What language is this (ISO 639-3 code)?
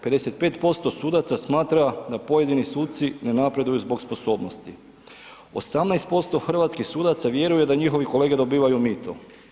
hrv